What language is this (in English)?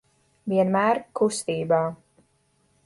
Latvian